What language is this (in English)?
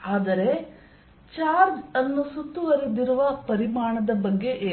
Kannada